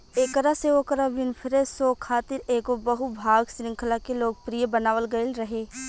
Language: Bhojpuri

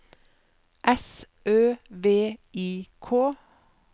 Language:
Norwegian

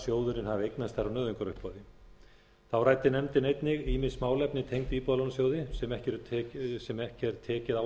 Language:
Icelandic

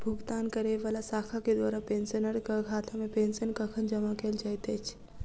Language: Maithili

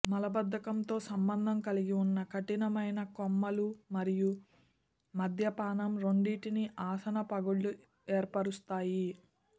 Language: Telugu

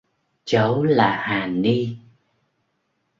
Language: Vietnamese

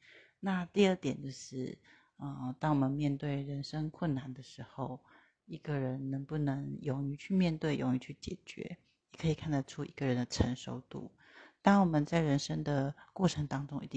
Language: Chinese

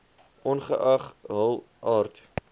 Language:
Afrikaans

